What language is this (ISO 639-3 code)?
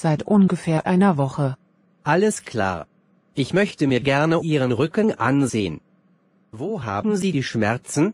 deu